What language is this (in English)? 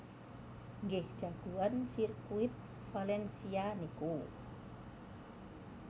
Javanese